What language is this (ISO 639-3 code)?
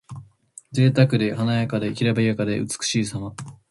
jpn